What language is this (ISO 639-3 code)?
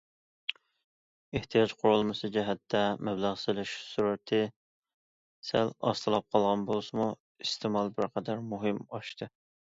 uig